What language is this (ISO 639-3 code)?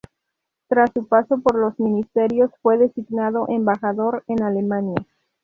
spa